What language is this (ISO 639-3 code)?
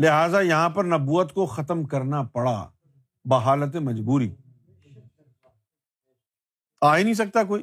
urd